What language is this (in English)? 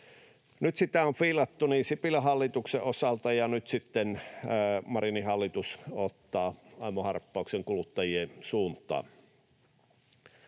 Finnish